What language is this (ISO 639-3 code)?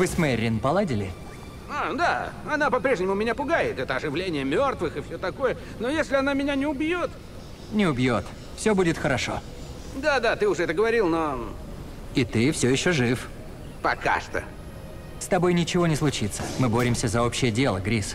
rus